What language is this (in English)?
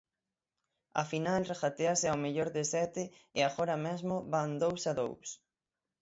Galician